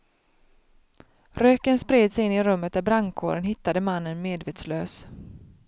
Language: Swedish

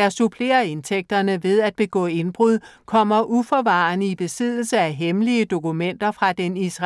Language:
Danish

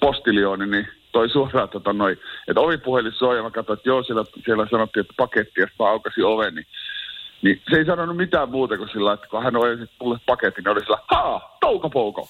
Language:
Finnish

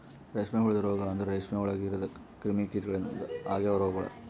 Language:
Kannada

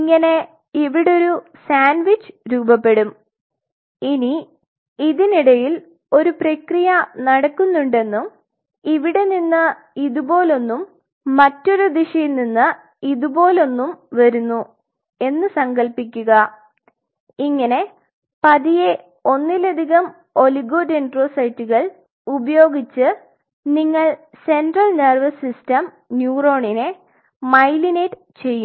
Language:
Malayalam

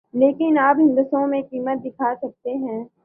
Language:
Urdu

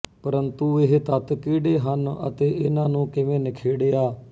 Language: Punjabi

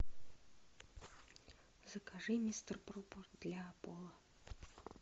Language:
Russian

